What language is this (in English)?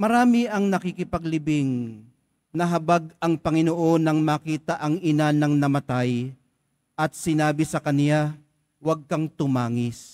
Filipino